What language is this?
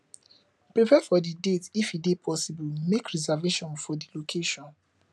Nigerian Pidgin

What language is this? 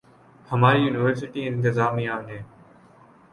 Urdu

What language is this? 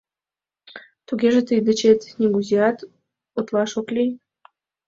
Mari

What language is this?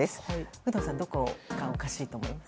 Japanese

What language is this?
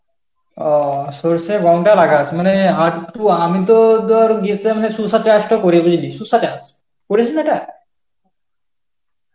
Bangla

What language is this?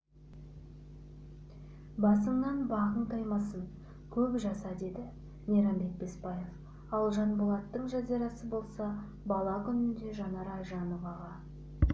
Kazakh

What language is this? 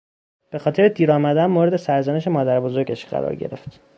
Persian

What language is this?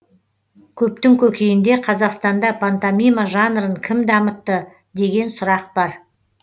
Kazakh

